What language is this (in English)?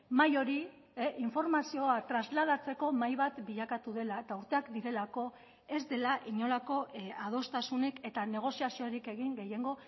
Basque